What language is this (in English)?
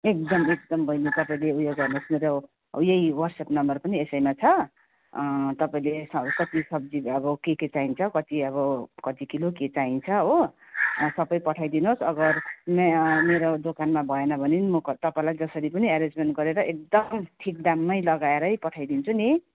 Nepali